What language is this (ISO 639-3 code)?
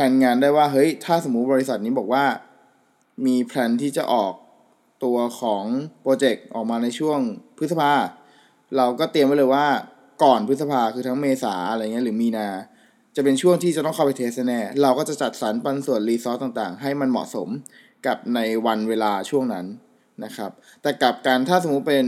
tha